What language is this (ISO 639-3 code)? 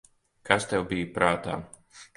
lav